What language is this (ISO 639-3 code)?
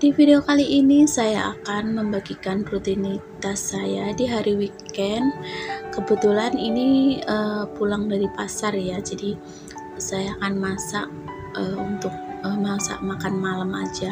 ind